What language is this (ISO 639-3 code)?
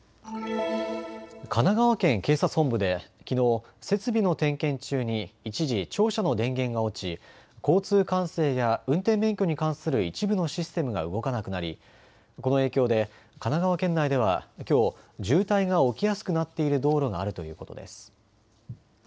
jpn